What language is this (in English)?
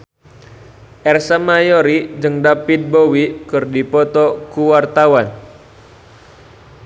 Sundanese